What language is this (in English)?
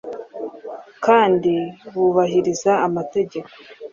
Kinyarwanda